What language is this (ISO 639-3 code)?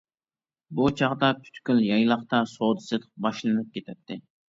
uig